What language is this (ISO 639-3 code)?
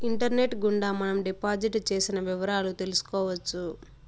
tel